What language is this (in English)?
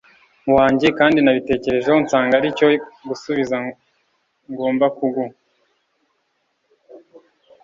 Kinyarwanda